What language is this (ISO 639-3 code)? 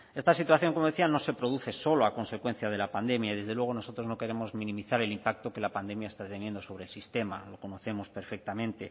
spa